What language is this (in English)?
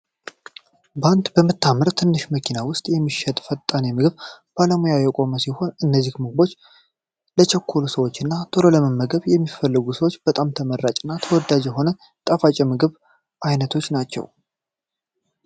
Amharic